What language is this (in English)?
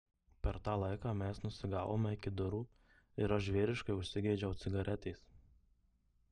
Lithuanian